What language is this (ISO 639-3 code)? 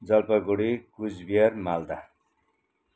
nep